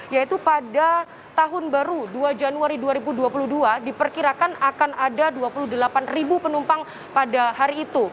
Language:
Indonesian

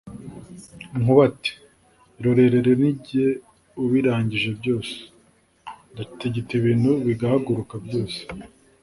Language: Kinyarwanda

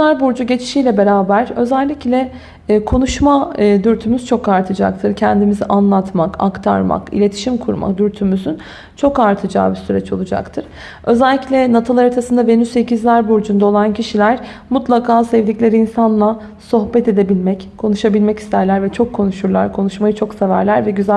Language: Turkish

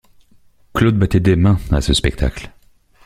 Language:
French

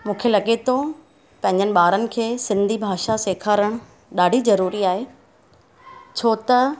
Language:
Sindhi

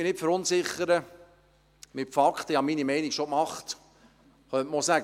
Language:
Swiss German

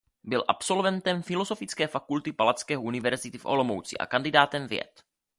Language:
Czech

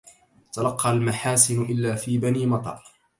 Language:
Arabic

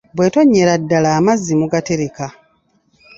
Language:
Ganda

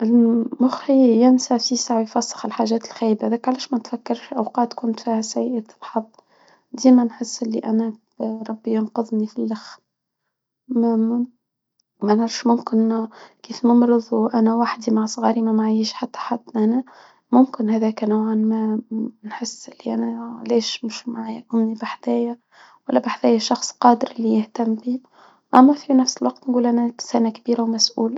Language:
Tunisian Arabic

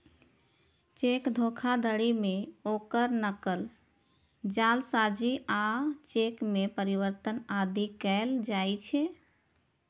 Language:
Maithili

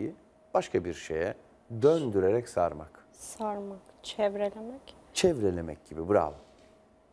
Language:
Turkish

